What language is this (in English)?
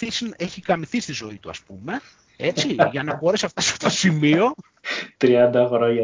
Greek